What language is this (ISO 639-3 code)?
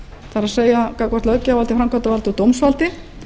isl